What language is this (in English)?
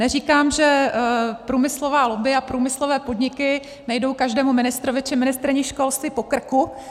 Czech